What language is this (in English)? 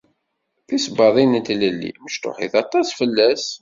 Kabyle